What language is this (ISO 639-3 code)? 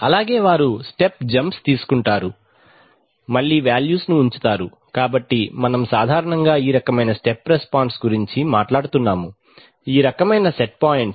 tel